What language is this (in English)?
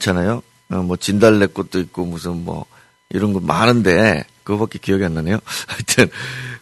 Korean